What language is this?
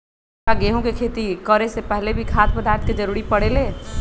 Magahi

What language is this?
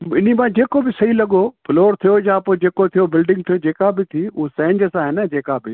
Sindhi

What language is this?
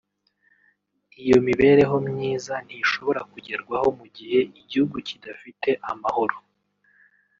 Kinyarwanda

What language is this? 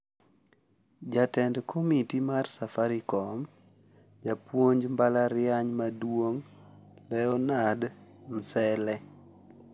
Luo (Kenya and Tanzania)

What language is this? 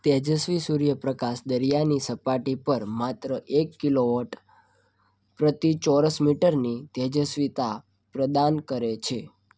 Gujarati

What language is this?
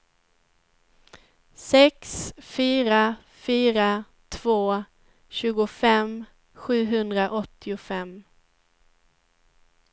Swedish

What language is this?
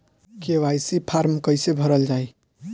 Bhojpuri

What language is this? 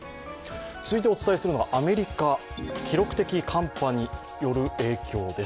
Japanese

